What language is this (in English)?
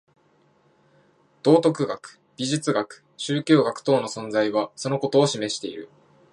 Japanese